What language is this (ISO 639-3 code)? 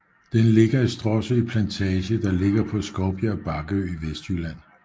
dan